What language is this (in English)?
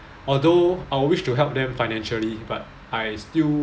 English